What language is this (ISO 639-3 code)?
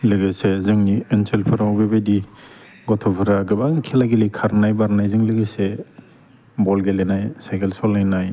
brx